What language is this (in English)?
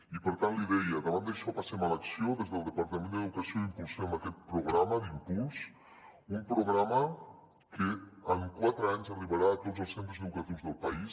Catalan